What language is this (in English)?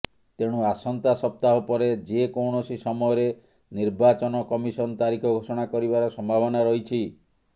Odia